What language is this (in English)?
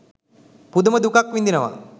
Sinhala